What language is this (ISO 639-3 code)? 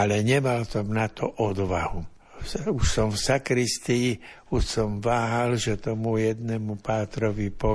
slk